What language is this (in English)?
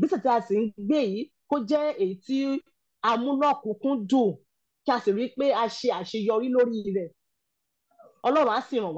English